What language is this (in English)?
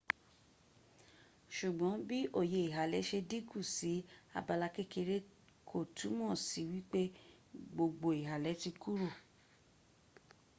Yoruba